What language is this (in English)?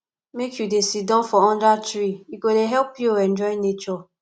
Nigerian Pidgin